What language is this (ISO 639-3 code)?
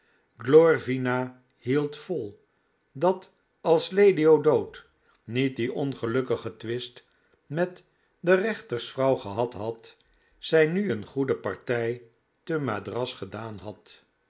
nld